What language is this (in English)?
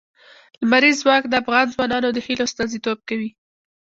Pashto